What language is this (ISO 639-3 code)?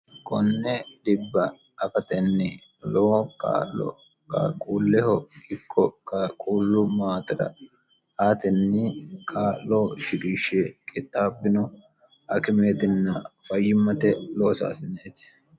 sid